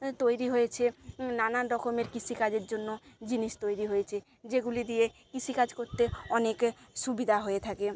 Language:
Bangla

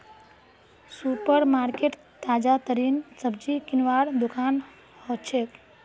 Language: Magahi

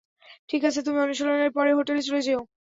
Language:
Bangla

